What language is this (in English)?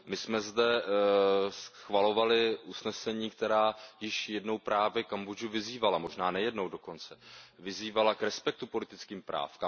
Czech